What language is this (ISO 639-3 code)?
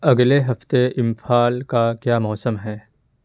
urd